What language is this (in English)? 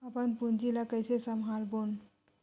Chhattisgarhi